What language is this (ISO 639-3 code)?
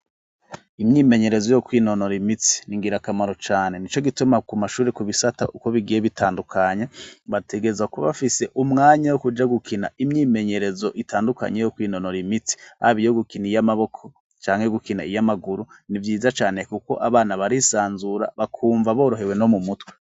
run